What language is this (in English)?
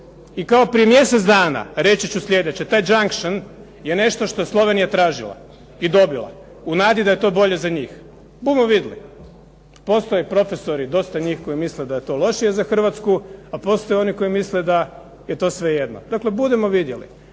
Croatian